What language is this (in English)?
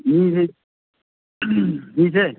Manipuri